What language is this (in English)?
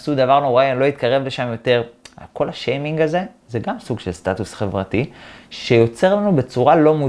Hebrew